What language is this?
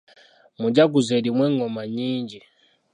Ganda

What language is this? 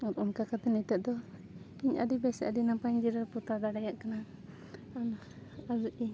Santali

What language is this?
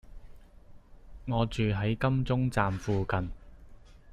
Cantonese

